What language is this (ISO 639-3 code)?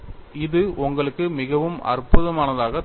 tam